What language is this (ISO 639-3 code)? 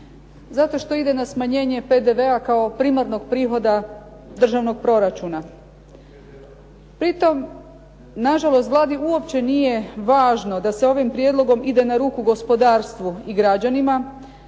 hrv